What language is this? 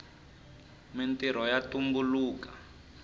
Tsonga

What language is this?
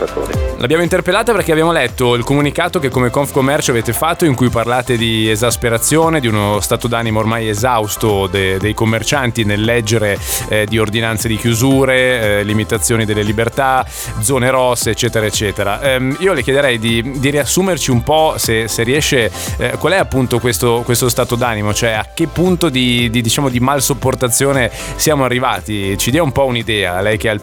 Italian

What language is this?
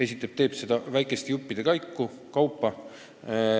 Estonian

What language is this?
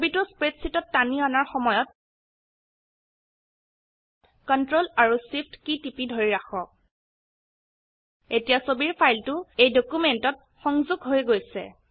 Assamese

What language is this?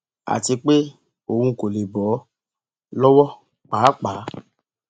Yoruba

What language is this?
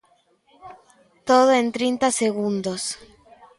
Galician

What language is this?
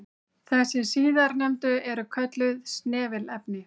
Icelandic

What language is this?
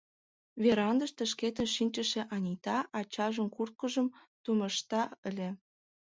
Mari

